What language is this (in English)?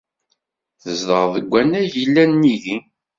Kabyle